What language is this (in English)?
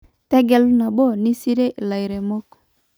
Masai